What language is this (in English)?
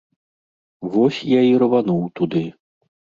Belarusian